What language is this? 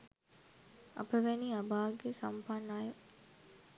Sinhala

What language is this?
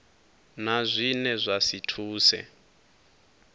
Venda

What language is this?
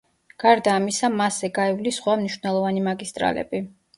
Georgian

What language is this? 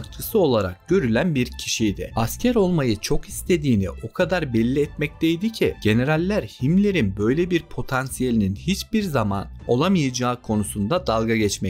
Turkish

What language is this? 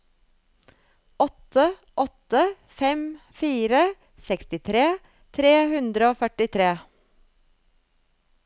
Norwegian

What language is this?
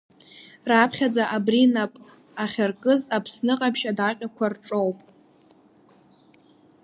Abkhazian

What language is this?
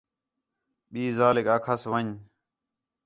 Khetrani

